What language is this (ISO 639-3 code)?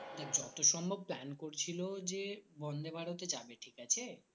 ben